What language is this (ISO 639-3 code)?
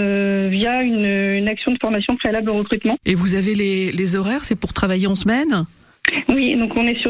fra